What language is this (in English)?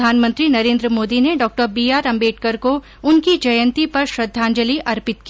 Hindi